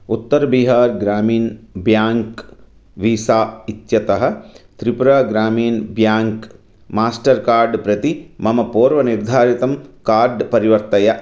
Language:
Sanskrit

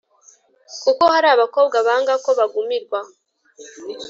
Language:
Kinyarwanda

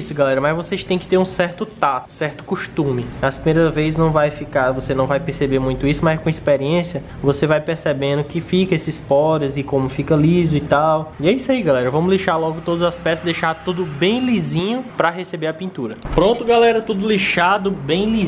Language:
Portuguese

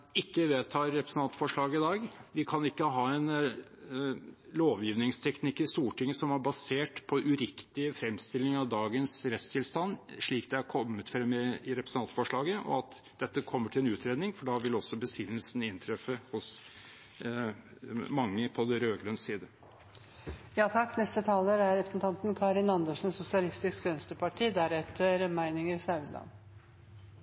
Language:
Norwegian Bokmål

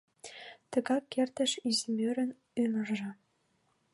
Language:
Mari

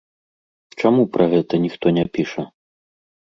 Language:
Belarusian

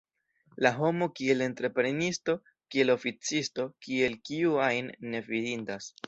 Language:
Esperanto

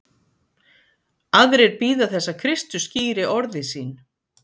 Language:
Icelandic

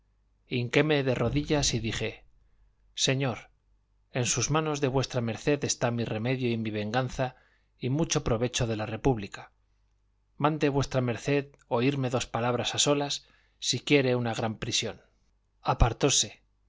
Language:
Spanish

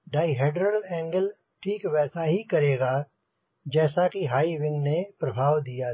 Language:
Hindi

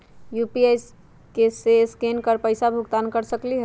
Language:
Magahi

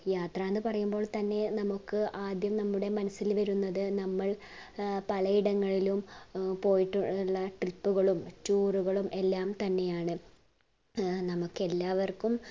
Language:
Malayalam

